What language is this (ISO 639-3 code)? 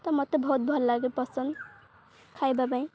ori